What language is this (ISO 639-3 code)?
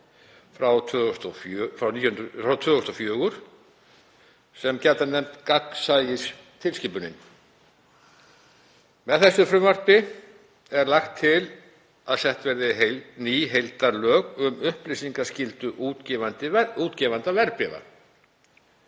isl